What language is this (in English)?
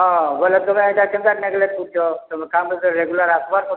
Odia